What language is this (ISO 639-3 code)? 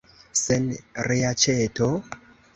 epo